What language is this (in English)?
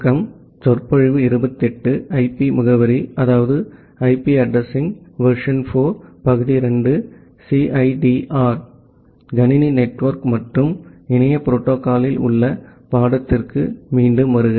Tamil